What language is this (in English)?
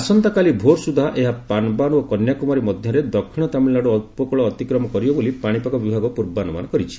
Odia